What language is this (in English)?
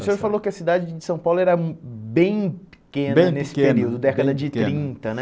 Portuguese